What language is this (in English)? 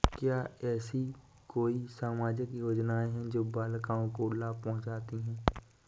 Hindi